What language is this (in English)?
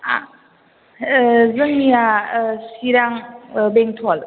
Bodo